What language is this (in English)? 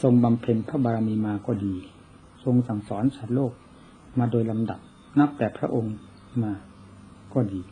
Thai